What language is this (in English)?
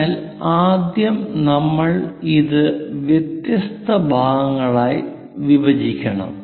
Malayalam